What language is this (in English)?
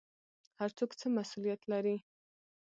Pashto